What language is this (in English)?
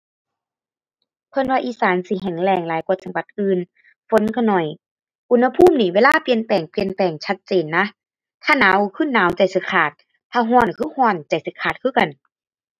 Thai